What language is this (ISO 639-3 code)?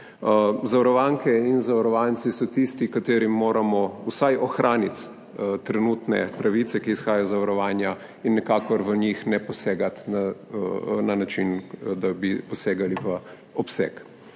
slv